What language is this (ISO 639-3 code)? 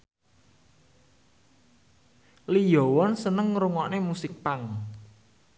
jav